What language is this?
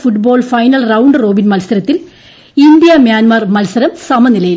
Malayalam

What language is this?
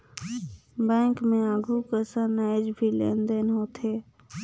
Chhattisgarhi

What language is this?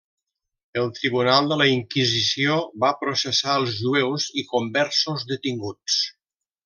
Catalan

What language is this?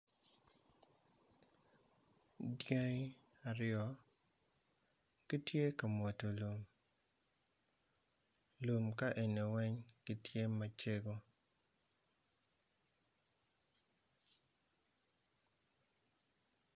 Acoli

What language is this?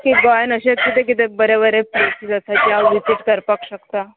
Konkani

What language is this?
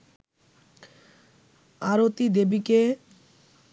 Bangla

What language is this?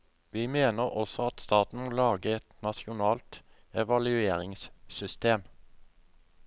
Norwegian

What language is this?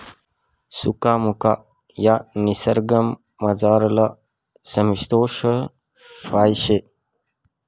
Marathi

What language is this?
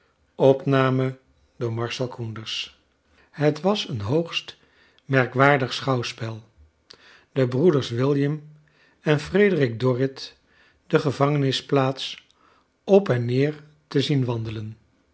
Dutch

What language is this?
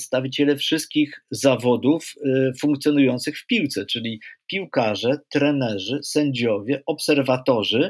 Polish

